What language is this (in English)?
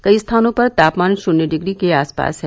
Hindi